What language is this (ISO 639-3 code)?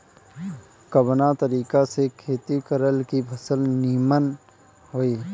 bho